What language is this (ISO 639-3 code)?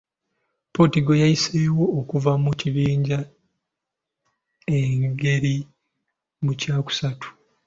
lug